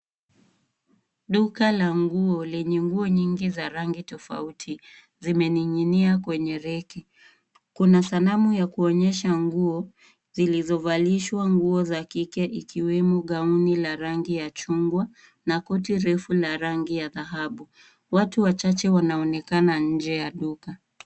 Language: Swahili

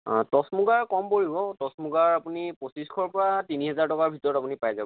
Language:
Assamese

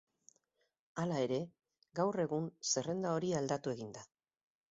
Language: Basque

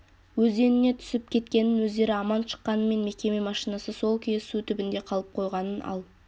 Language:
Kazakh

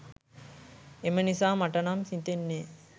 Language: Sinhala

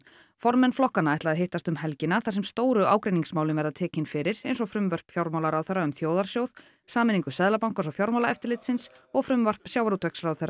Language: Icelandic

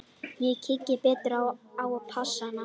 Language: Icelandic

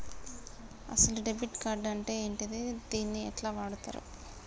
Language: Telugu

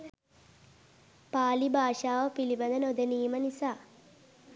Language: Sinhala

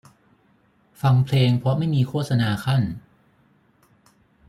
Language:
Thai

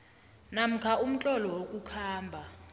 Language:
South Ndebele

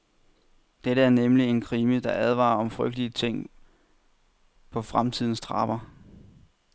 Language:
Danish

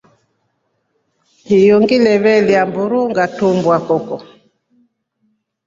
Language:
Rombo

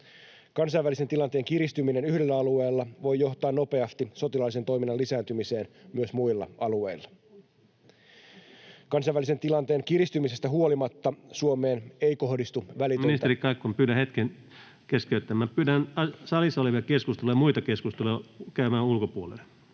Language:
Finnish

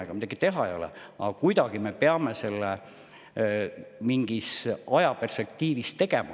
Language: Estonian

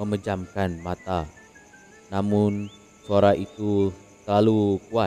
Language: Malay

